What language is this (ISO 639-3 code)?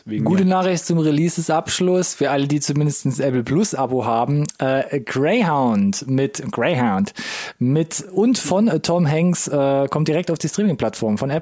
deu